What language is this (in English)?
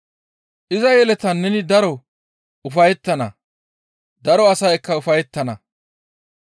Gamo